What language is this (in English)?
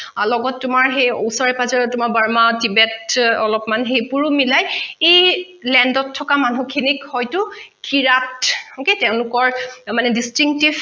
Assamese